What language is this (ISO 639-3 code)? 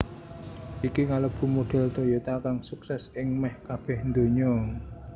jav